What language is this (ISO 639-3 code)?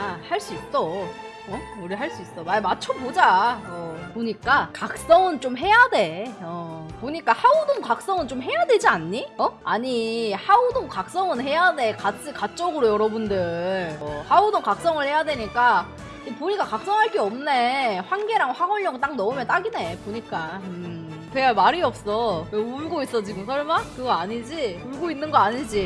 kor